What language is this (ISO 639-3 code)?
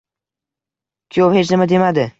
uzb